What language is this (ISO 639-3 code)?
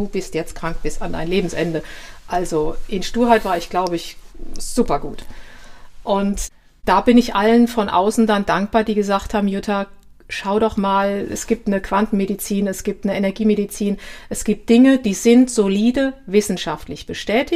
deu